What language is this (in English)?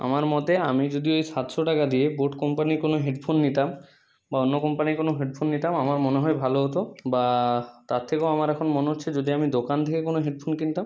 Bangla